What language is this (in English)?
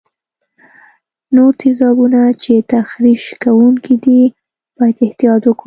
Pashto